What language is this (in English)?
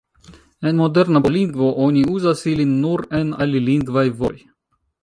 Esperanto